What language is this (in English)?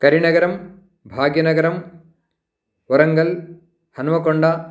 Sanskrit